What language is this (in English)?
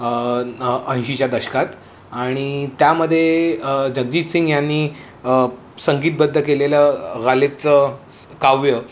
Marathi